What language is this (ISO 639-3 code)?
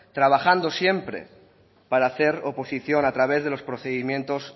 spa